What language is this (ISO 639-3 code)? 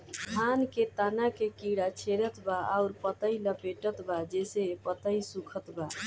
bho